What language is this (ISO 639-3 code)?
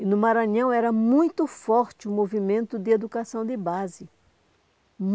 por